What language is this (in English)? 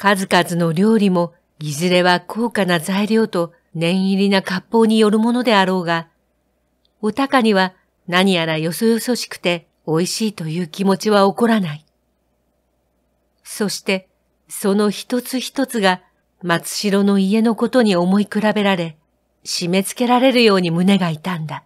Japanese